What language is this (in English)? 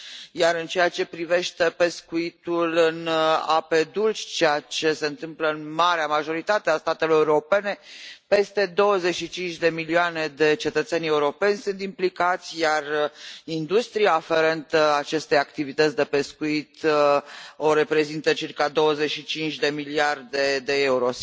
Romanian